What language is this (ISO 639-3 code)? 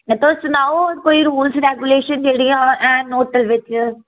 doi